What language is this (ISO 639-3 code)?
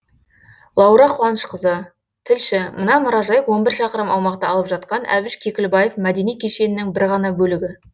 kaz